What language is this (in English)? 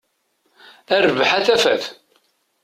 Kabyle